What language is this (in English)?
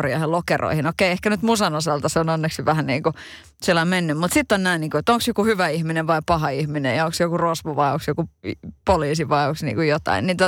Finnish